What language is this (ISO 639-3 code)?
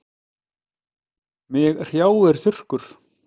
isl